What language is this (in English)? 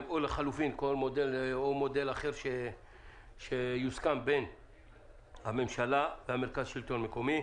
Hebrew